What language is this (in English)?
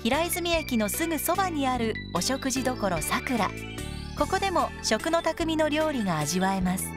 Japanese